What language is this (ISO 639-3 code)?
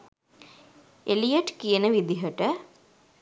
sin